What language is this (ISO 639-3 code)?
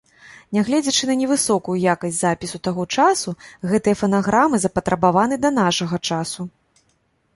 bel